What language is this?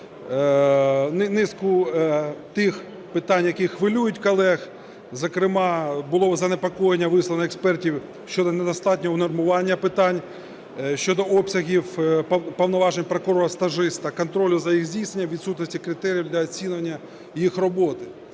Ukrainian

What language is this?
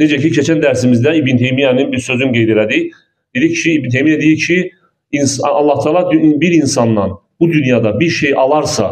Turkish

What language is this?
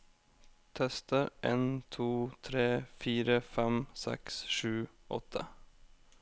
Norwegian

